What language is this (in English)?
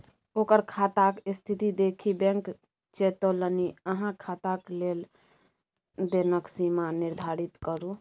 Maithili